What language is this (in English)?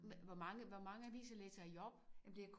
Danish